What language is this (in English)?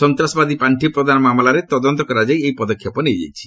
Odia